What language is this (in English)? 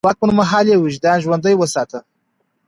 Pashto